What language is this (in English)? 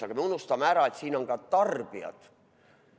Estonian